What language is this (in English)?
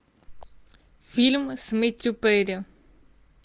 Russian